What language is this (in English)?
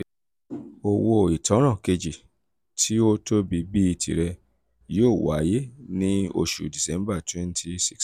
Yoruba